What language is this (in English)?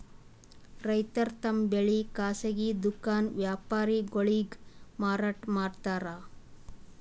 Kannada